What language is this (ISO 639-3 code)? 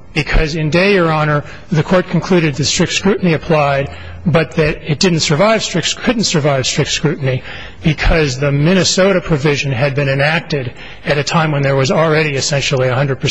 eng